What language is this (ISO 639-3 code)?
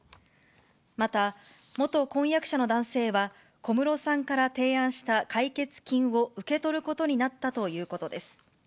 jpn